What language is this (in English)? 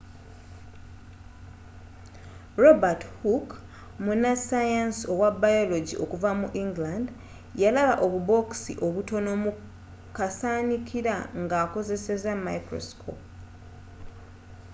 Ganda